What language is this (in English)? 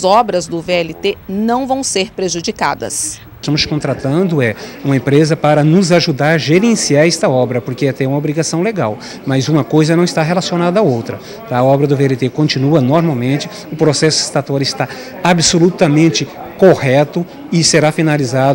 Portuguese